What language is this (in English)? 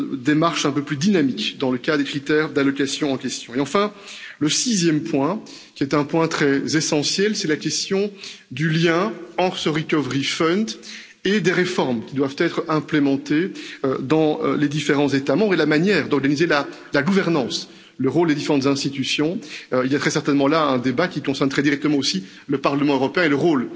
French